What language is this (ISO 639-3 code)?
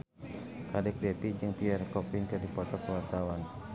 sun